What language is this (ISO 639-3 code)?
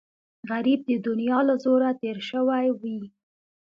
pus